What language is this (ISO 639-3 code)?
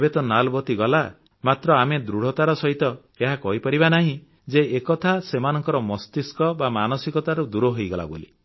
ori